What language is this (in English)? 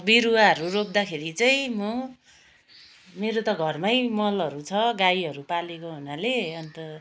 Nepali